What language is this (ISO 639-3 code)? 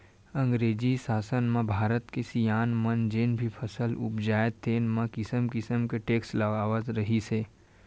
hne